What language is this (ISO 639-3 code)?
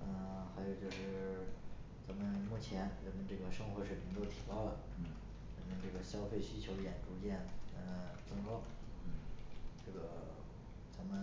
zho